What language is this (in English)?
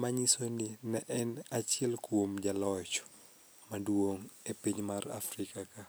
Luo (Kenya and Tanzania)